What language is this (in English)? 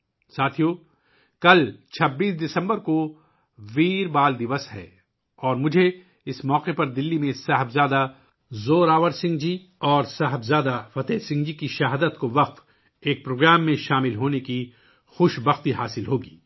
Urdu